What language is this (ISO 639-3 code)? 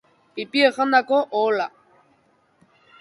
eus